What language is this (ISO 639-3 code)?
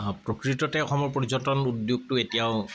asm